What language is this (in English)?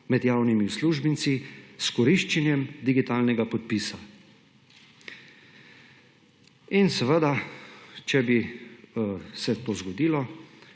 Slovenian